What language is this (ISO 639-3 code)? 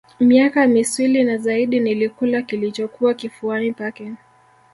swa